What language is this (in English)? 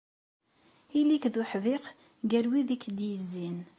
Kabyle